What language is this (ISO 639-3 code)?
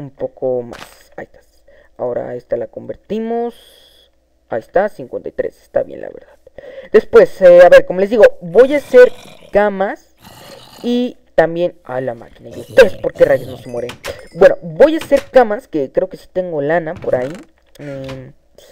spa